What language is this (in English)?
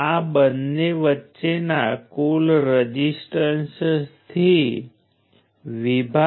Gujarati